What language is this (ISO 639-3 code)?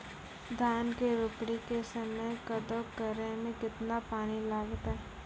mai